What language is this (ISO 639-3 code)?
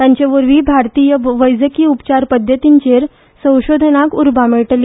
kok